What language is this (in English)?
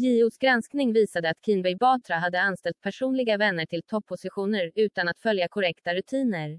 Swedish